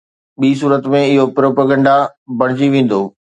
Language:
Sindhi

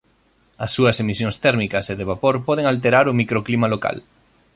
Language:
Galician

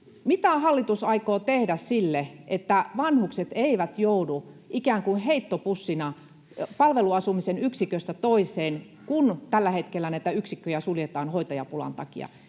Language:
Finnish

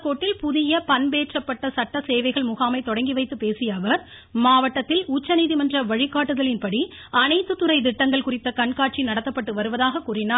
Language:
Tamil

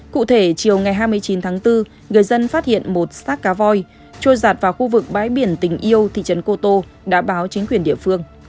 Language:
Vietnamese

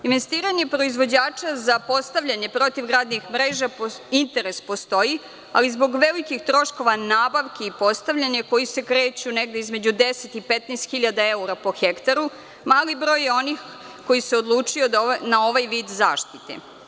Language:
Serbian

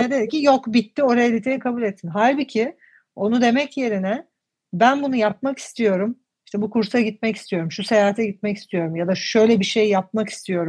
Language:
Turkish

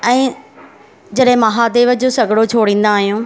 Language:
Sindhi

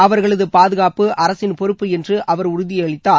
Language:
Tamil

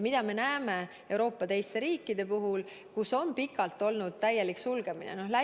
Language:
Estonian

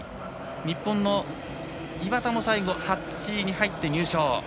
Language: Japanese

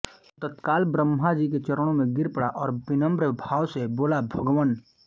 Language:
Hindi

